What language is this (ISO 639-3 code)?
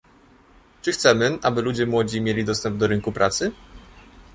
pol